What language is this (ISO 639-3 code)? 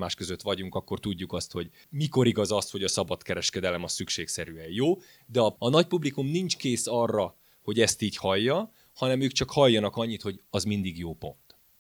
hun